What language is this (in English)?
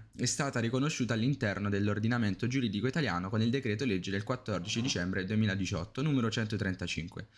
Italian